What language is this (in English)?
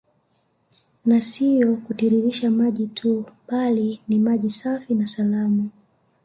Swahili